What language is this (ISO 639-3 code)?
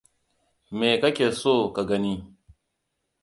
hau